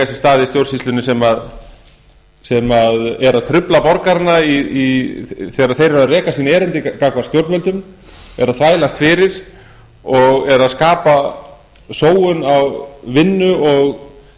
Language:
Icelandic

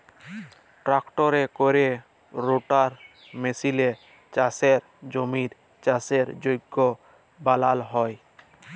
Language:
Bangla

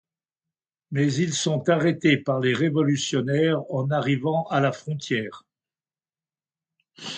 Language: French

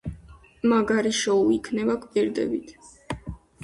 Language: Georgian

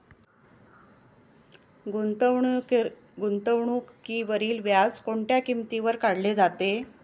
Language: Marathi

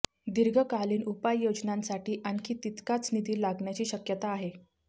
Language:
Marathi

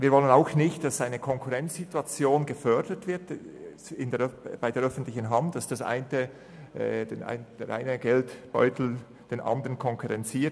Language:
Swiss German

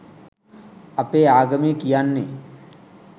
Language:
Sinhala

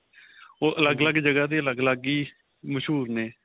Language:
Punjabi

